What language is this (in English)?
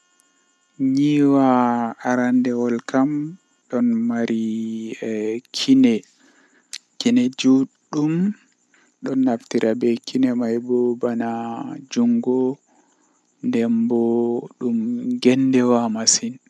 Western Niger Fulfulde